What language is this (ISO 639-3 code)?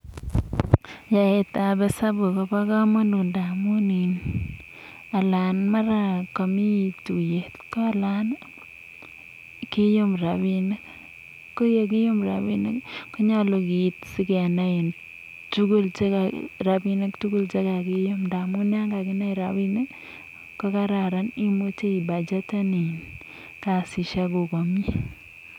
kln